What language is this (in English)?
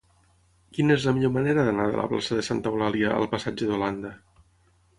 Catalan